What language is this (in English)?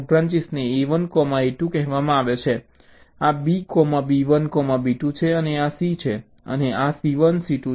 Gujarati